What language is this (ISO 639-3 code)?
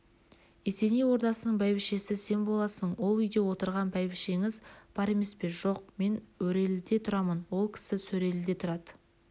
kaz